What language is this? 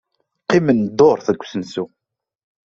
Kabyle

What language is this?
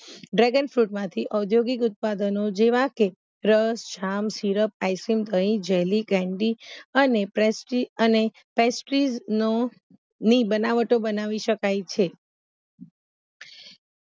Gujarati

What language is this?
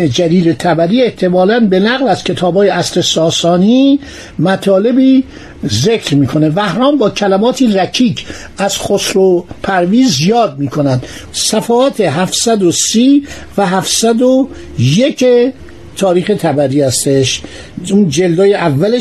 Persian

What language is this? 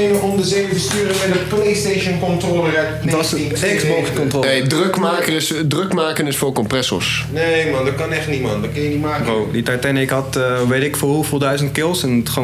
Dutch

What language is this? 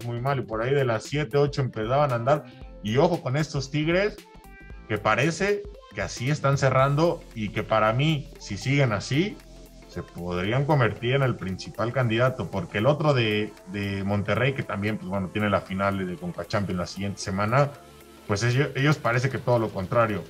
Spanish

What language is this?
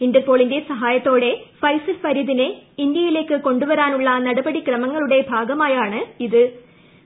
Malayalam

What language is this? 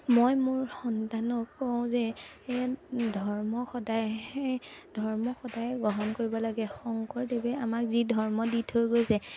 Assamese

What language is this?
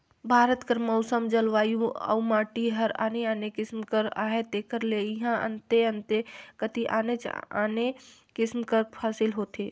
Chhattisgarhi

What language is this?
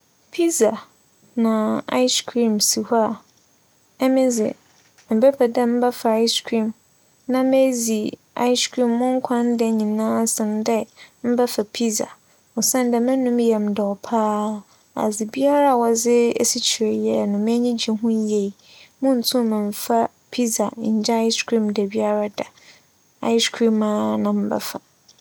Akan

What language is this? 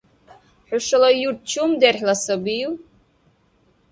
Dargwa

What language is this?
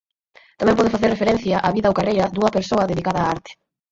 Galician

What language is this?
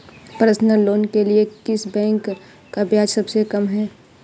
Hindi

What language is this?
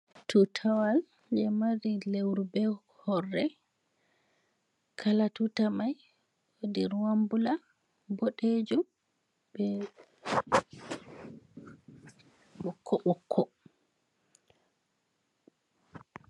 Fula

